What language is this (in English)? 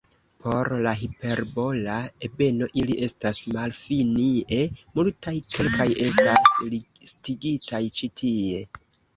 Esperanto